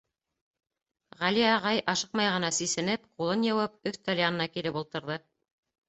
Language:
Bashkir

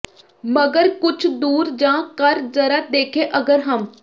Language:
Punjabi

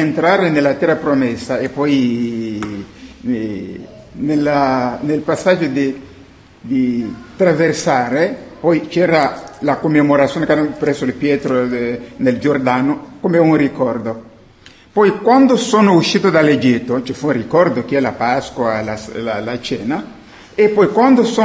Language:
Italian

